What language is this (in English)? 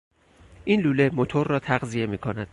Persian